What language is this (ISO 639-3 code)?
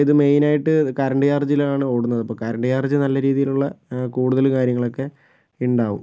mal